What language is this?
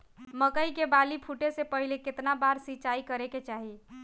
Bhojpuri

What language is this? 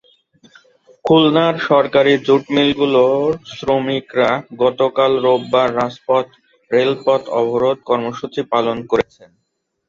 Bangla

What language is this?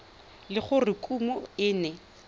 Tswana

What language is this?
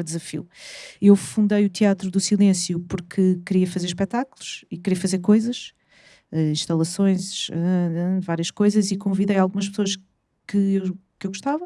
Portuguese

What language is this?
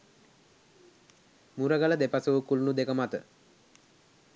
Sinhala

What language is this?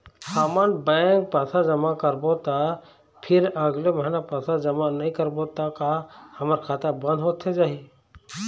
Chhattisgarhi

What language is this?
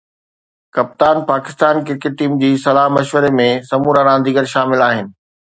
Sindhi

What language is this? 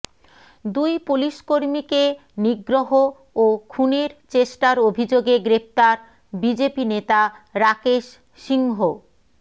Bangla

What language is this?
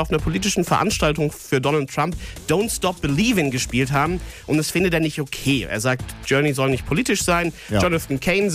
German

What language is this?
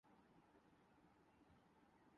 Urdu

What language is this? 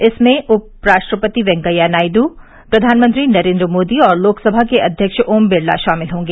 Hindi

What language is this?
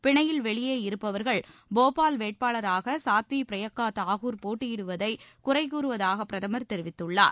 Tamil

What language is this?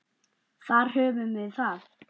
Icelandic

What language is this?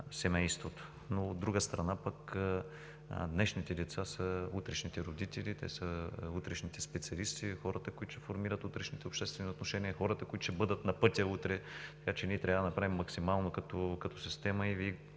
Bulgarian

